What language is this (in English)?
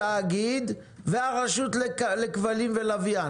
Hebrew